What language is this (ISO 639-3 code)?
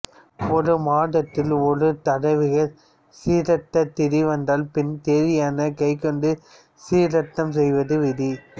tam